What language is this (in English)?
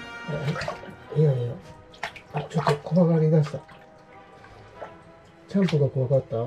Japanese